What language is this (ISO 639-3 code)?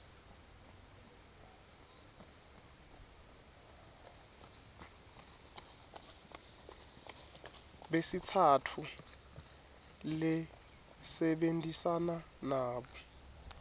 ssw